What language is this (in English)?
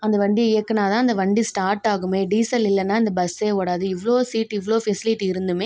Tamil